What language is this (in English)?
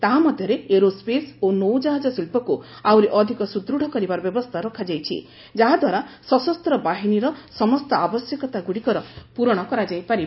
Odia